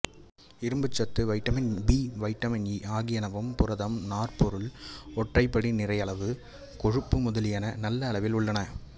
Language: Tamil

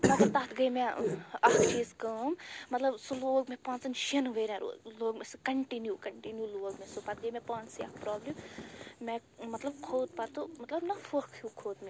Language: Kashmiri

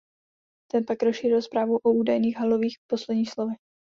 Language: Czech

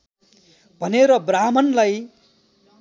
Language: Nepali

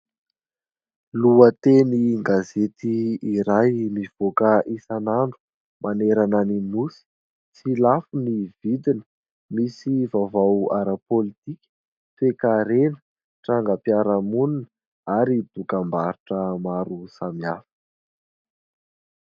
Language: Malagasy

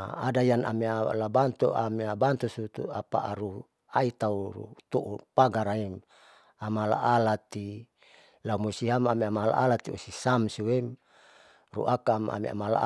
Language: Saleman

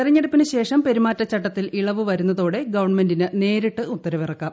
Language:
Malayalam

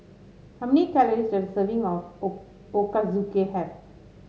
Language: English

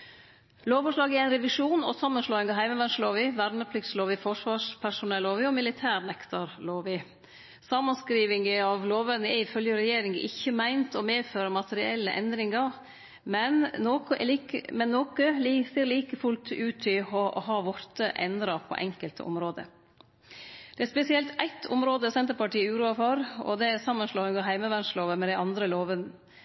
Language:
Norwegian Nynorsk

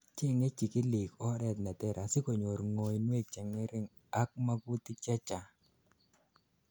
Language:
Kalenjin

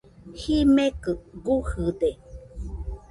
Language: Nüpode Huitoto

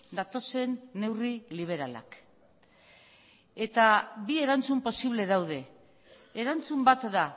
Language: Basque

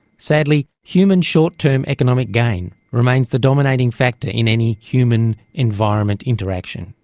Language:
English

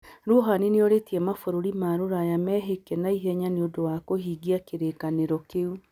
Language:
Kikuyu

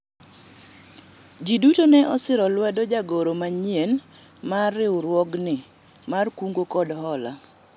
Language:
Luo (Kenya and Tanzania)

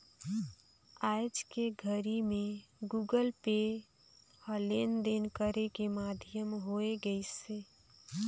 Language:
Chhattisgarhi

